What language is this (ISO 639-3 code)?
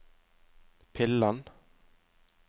nor